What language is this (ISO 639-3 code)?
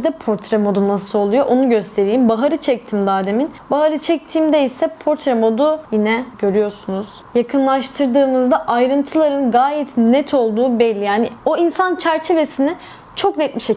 tur